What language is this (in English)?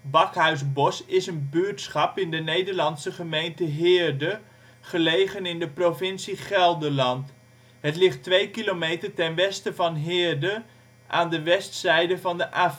Dutch